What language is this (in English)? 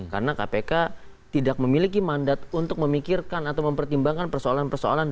Indonesian